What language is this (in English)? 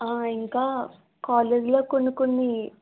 Telugu